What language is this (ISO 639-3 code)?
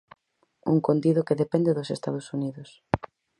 glg